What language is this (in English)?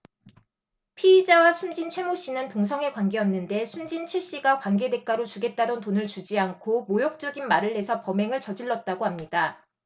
Korean